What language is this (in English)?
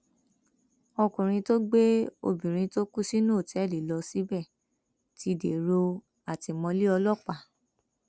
Yoruba